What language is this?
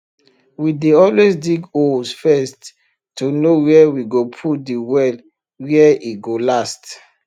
Nigerian Pidgin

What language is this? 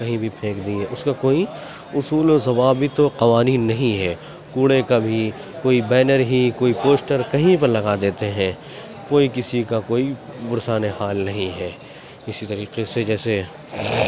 Urdu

